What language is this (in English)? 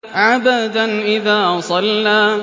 Arabic